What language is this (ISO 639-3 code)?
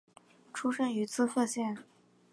zho